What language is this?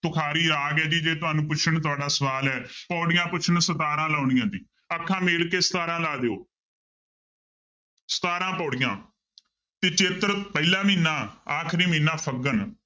Punjabi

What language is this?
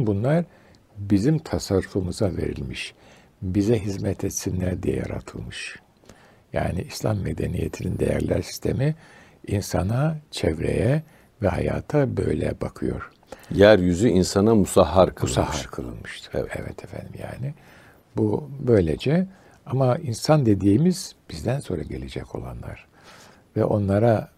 Turkish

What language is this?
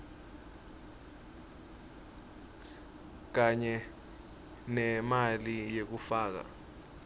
Swati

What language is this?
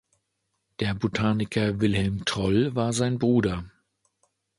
German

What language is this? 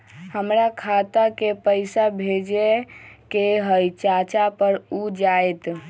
Magahi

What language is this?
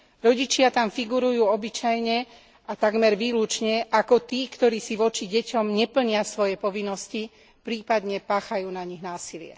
Slovak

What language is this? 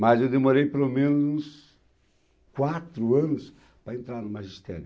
Portuguese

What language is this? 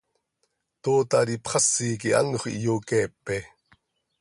Seri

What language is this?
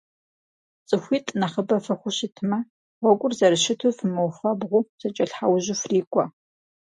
Kabardian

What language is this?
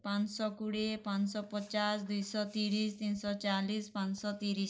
Odia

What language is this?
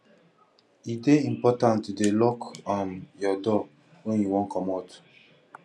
Nigerian Pidgin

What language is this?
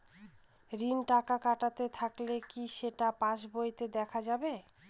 Bangla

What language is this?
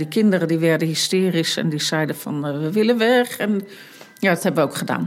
Dutch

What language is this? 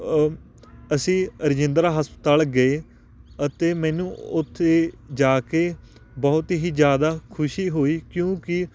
Punjabi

